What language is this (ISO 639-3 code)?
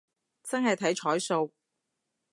yue